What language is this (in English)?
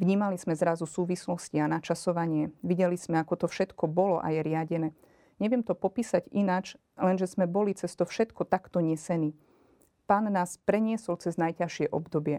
Slovak